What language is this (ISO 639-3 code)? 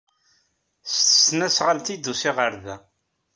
kab